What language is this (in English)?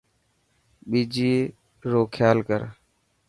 Dhatki